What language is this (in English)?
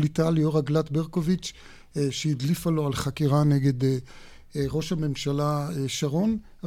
Hebrew